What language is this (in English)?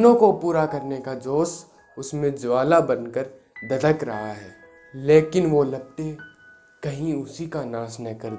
Hindi